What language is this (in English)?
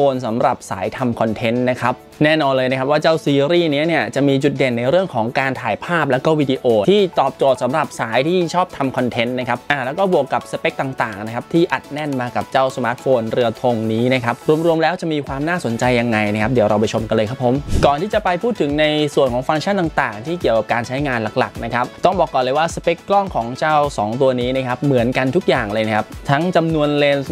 Thai